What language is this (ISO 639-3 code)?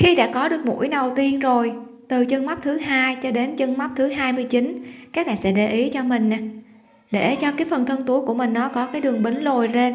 vie